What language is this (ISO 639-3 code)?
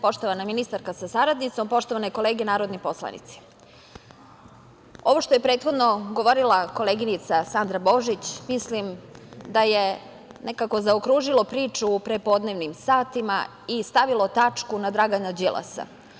srp